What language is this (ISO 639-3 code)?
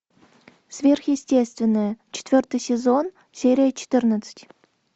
rus